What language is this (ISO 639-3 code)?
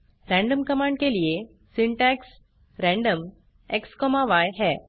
hin